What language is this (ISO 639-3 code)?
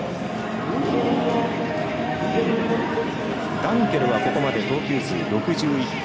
jpn